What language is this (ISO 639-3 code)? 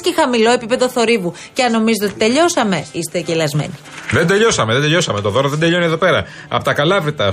ell